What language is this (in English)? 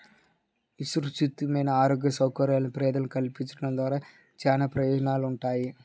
Telugu